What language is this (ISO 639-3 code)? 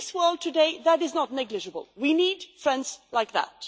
eng